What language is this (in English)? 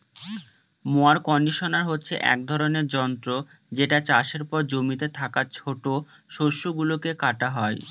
Bangla